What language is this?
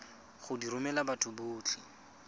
Tswana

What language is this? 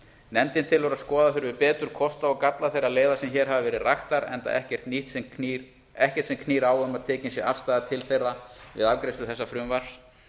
Icelandic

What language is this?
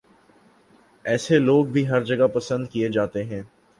Urdu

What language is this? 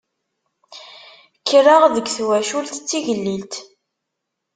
Kabyle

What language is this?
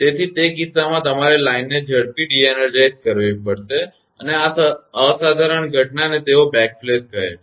Gujarati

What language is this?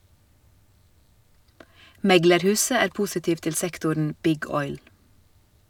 Norwegian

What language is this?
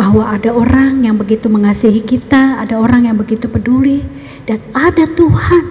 Indonesian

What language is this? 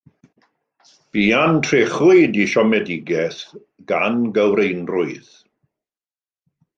Welsh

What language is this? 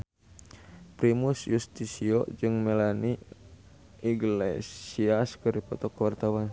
Sundanese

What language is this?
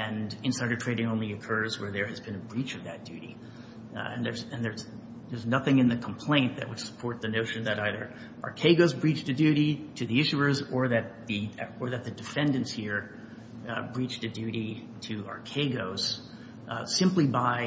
English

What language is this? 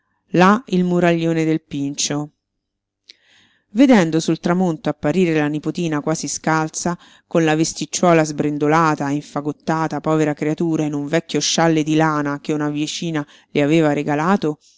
Italian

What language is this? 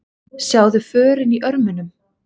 Icelandic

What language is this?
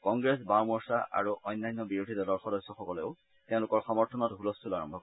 Assamese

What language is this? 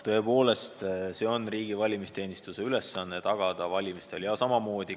Estonian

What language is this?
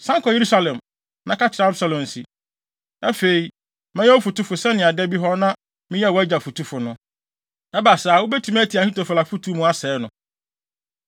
Akan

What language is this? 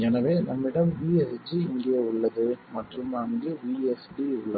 Tamil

